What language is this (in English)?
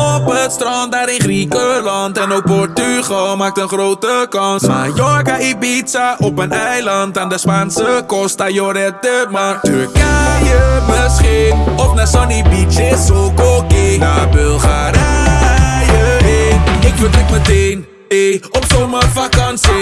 Dutch